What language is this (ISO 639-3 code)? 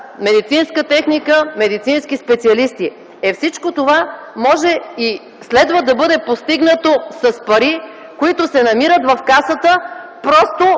bul